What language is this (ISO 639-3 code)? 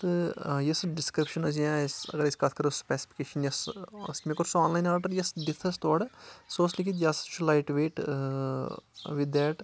kas